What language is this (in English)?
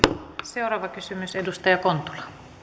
Finnish